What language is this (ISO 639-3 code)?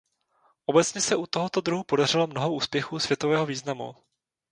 ces